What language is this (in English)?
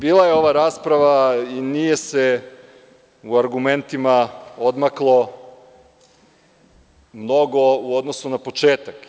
Serbian